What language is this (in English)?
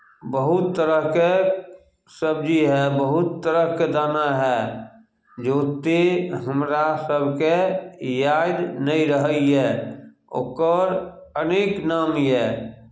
Maithili